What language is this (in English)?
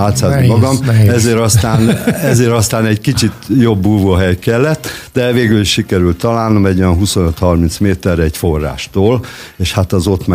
Hungarian